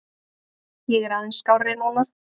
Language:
Icelandic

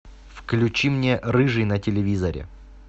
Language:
Russian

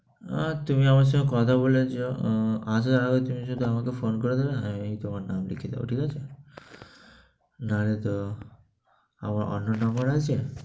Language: Bangla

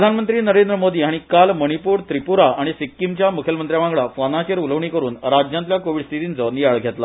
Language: Konkani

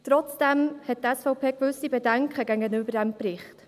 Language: Swiss German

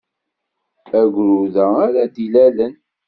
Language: Kabyle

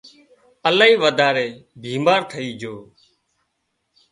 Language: Wadiyara Koli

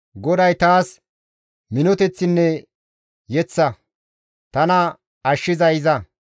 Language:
Gamo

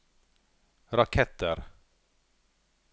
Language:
Norwegian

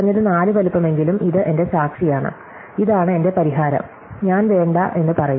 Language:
Malayalam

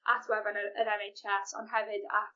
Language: Welsh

